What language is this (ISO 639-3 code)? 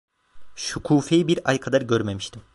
tur